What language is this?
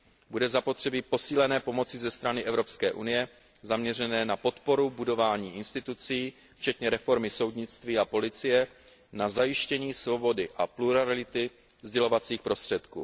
Czech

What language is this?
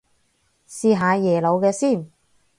Cantonese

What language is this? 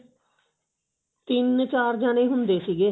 Punjabi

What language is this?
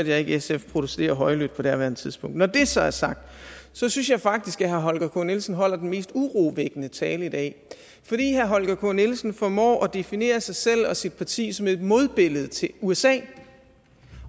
Danish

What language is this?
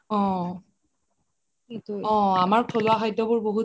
Assamese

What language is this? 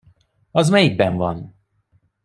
Hungarian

